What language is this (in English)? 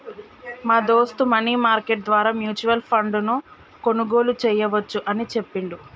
Telugu